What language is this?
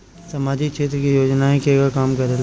Bhojpuri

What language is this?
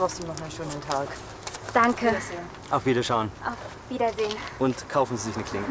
German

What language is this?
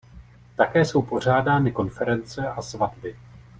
Czech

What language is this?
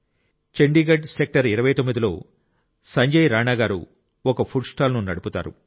Telugu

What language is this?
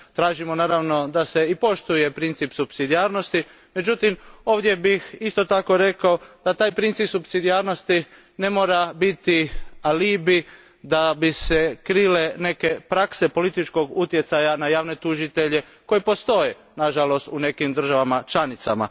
Croatian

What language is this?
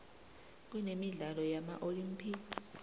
South Ndebele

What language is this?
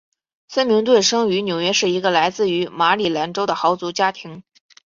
Chinese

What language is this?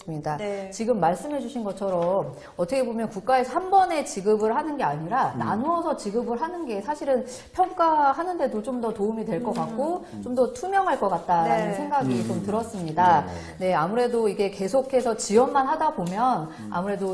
Korean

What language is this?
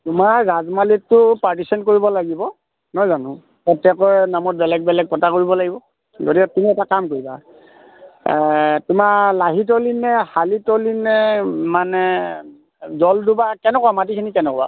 Assamese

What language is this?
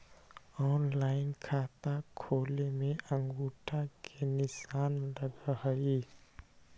Magahi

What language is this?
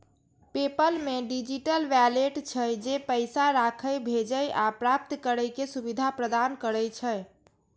Maithili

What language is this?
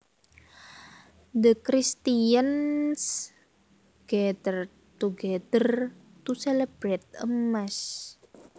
Javanese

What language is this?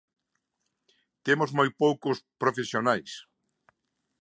Galician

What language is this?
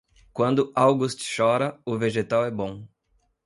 Portuguese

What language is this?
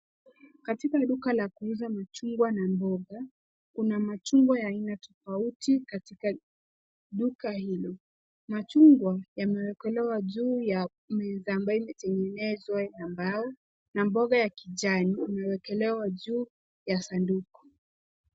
Swahili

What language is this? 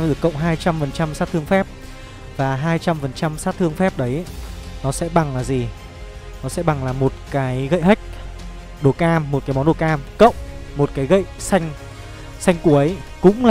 Vietnamese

